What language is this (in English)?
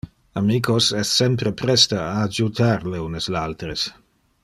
Interlingua